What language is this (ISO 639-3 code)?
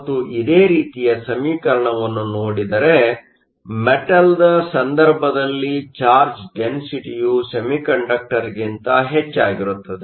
kan